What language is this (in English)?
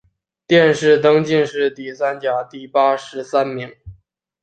Chinese